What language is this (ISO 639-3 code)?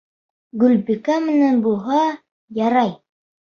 bak